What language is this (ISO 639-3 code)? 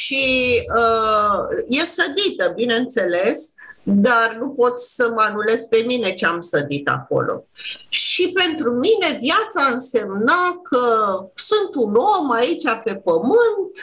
ron